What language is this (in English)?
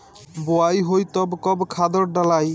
Bhojpuri